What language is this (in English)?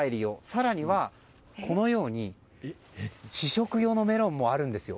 Japanese